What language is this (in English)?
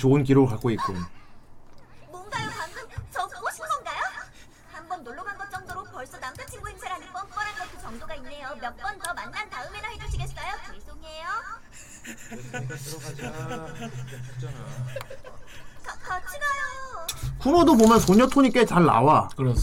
Korean